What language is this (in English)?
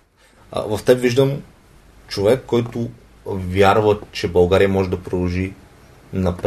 Bulgarian